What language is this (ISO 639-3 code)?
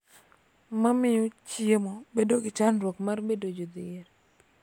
luo